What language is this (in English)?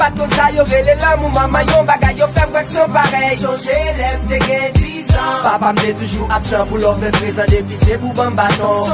French